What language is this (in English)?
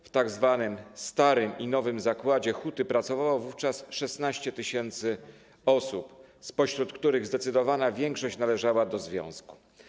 Polish